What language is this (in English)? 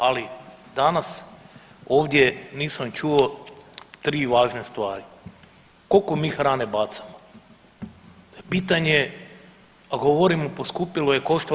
Croatian